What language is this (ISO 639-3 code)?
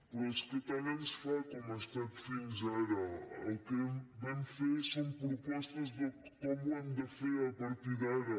cat